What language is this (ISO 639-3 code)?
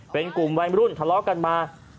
tha